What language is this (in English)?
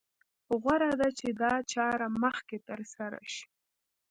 Pashto